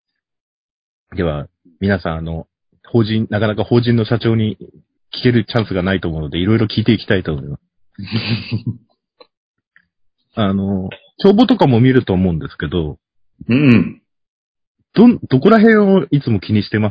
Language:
Japanese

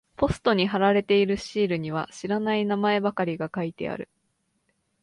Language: Japanese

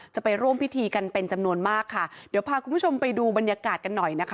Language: Thai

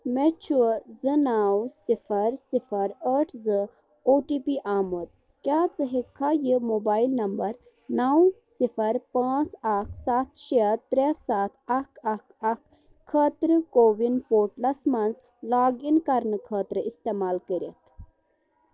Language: Kashmiri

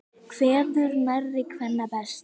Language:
Icelandic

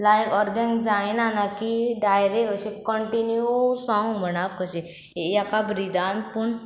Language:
Konkani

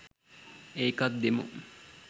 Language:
Sinhala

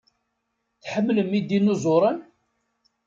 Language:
Kabyle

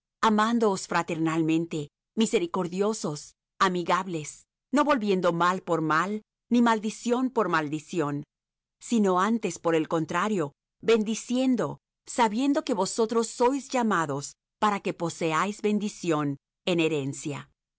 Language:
Spanish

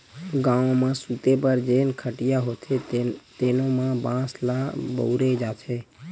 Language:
Chhattisgarhi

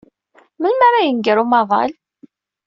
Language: Kabyle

